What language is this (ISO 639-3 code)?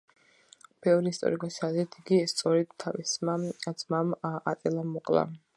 kat